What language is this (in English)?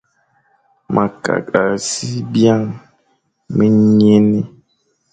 Fang